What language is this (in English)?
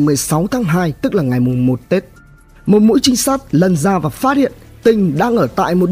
Vietnamese